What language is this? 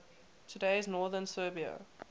English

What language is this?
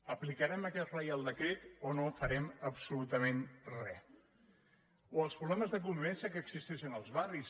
Catalan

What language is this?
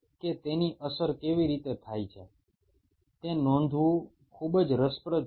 Bangla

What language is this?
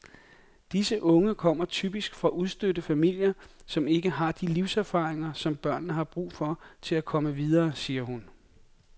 Danish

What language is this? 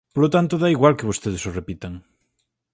Galician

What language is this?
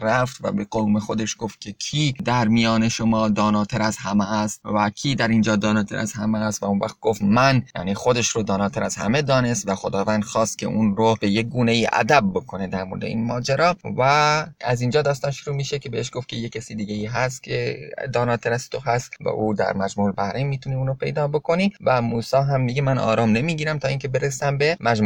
Persian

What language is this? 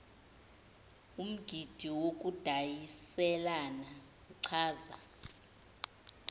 Zulu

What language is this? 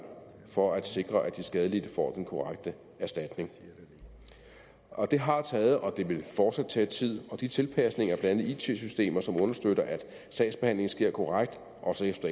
Danish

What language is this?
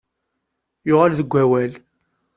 Kabyle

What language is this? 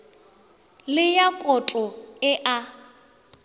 Northern Sotho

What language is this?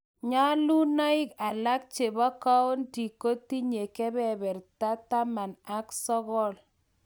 Kalenjin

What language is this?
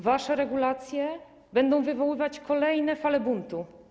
Polish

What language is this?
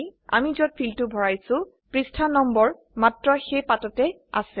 Assamese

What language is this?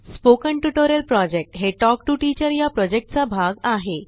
Marathi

